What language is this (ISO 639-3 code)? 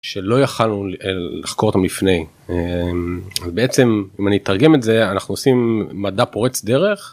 heb